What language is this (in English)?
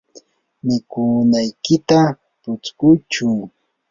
Yanahuanca Pasco Quechua